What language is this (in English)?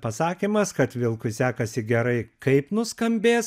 Lithuanian